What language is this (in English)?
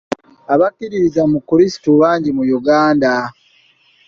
Ganda